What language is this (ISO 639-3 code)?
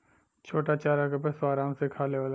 bho